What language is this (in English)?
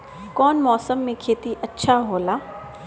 Bhojpuri